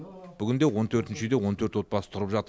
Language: Kazakh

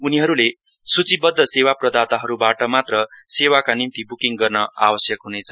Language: Nepali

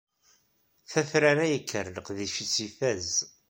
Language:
Kabyle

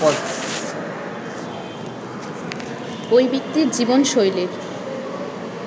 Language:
Bangla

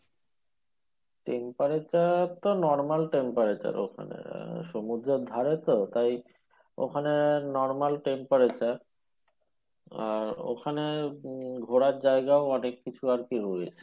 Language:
Bangla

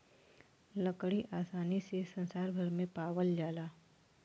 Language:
Bhojpuri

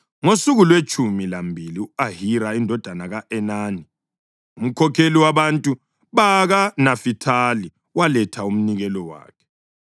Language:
North Ndebele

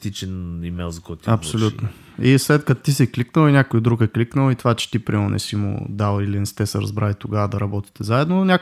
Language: Bulgarian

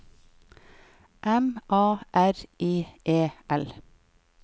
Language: Norwegian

